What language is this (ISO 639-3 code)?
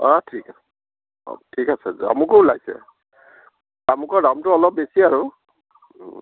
asm